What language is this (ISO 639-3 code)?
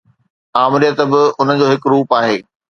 snd